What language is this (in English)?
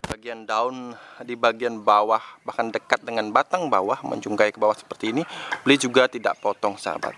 Indonesian